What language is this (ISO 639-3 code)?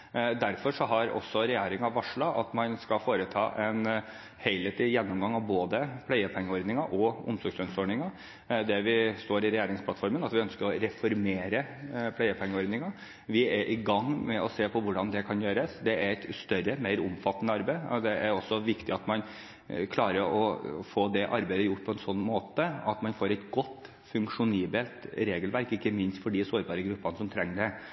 nob